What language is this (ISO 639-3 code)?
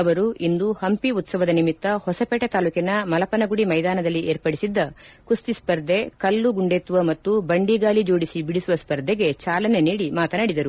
kan